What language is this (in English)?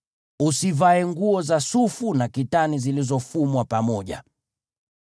Swahili